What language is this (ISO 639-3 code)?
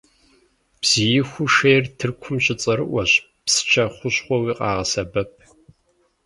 kbd